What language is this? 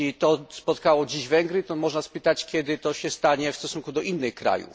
Polish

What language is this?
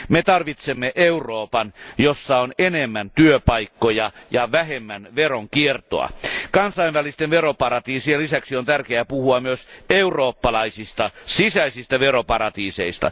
Finnish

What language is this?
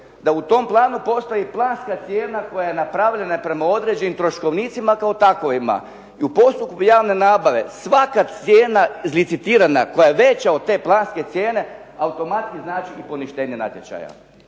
Croatian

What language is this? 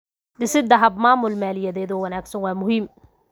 Somali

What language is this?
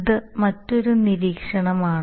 Malayalam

